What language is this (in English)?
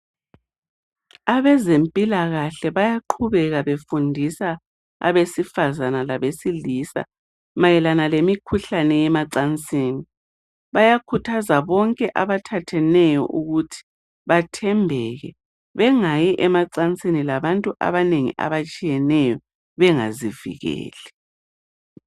North Ndebele